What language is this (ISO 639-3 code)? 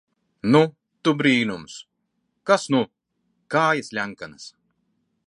lav